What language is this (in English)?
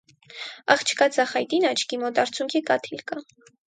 Armenian